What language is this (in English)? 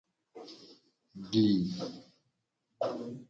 Gen